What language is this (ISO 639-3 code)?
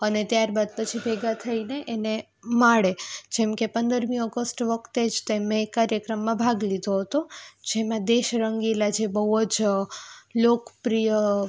guj